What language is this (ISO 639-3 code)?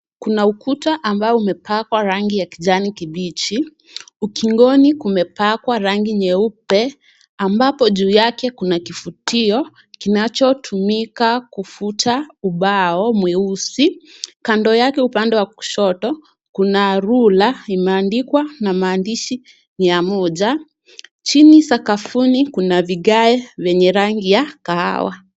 swa